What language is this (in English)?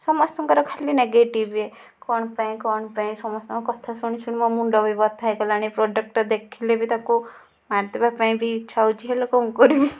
Odia